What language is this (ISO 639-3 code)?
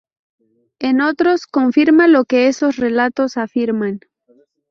spa